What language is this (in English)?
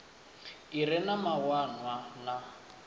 Venda